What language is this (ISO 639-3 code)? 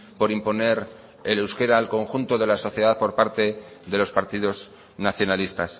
spa